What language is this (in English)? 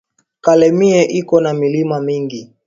Swahili